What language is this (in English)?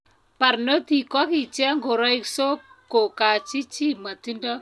Kalenjin